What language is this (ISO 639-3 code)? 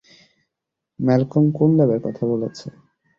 ben